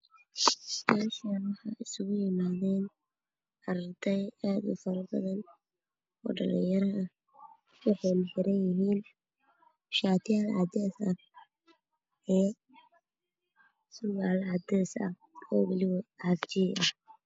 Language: Somali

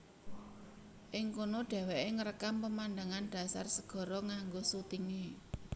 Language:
Javanese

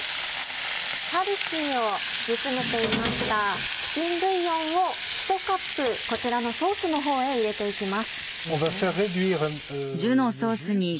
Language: Japanese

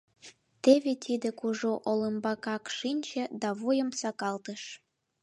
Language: Mari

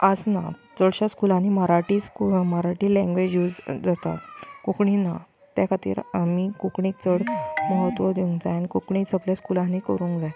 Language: Konkani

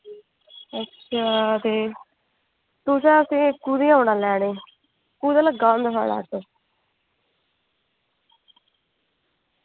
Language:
Dogri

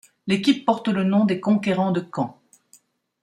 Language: French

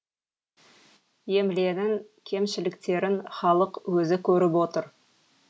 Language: Kazakh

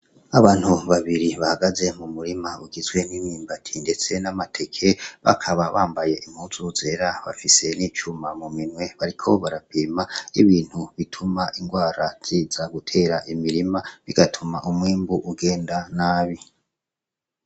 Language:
Rundi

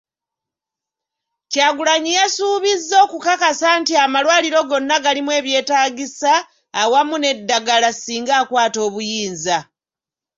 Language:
Ganda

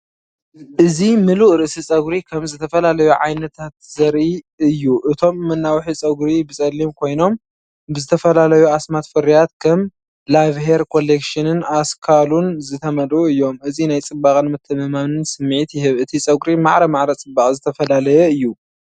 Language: Tigrinya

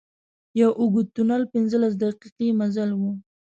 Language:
Pashto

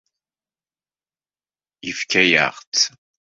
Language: Kabyle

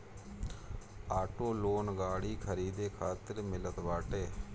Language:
Bhojpuri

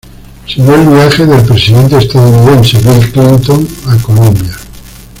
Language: Spanish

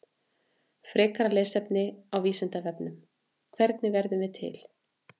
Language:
Icelandic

